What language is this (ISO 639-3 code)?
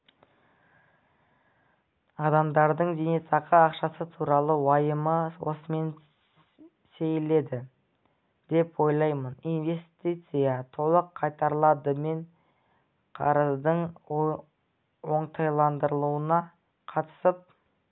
kaz